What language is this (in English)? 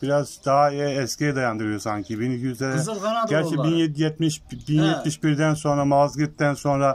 Turkish